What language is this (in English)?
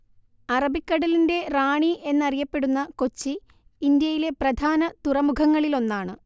Malayalam